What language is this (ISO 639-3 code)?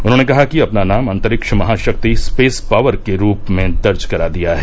hin